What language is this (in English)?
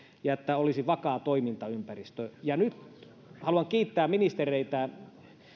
Finnish